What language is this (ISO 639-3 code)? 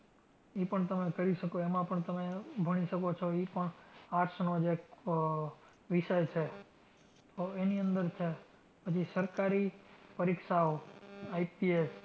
guj